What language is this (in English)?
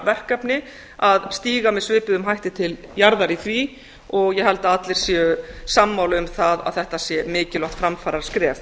Icelandic